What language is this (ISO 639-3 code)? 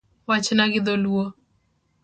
luo